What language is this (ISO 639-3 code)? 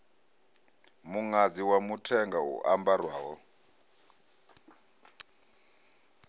ven